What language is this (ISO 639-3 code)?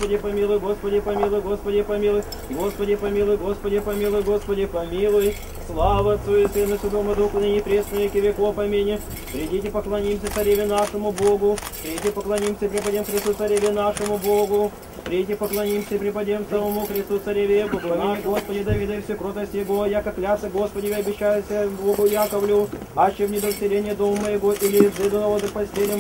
rus